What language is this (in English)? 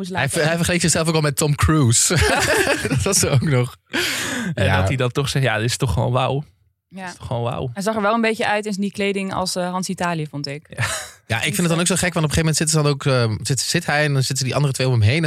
Dutch